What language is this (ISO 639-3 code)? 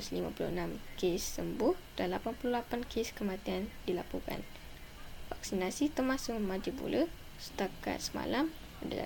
msa